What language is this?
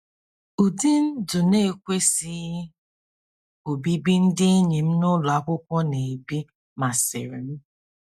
Igbo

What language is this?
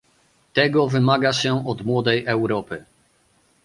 Polish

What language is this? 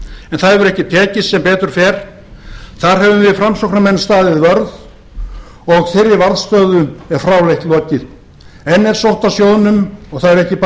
Icelandic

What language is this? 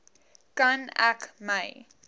Afrikaans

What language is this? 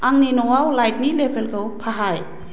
Bodo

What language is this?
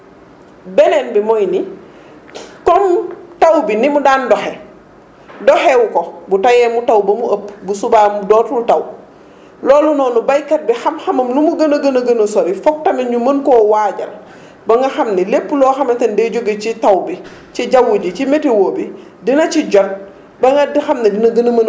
Wolof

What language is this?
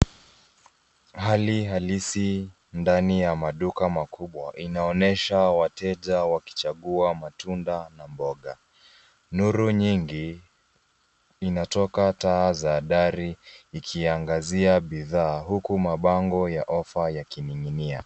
Swahili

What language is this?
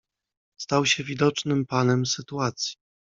Polish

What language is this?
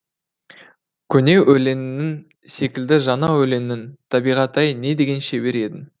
Kazakh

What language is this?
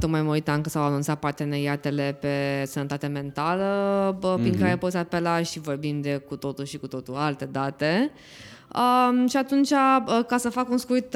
Romanian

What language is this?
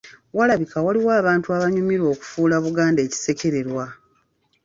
Ganda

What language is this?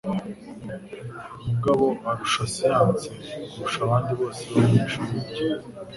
Kinyarwanda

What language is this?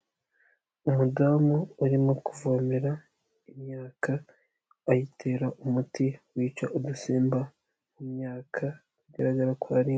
Kinyarwanda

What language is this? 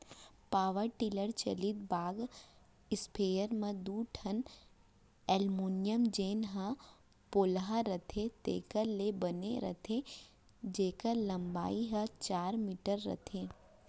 Chhattisgarhi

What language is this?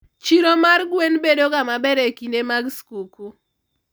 Luo (Kenya and Tanzania)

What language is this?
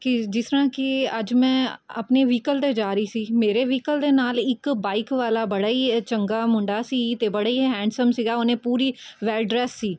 Punjabi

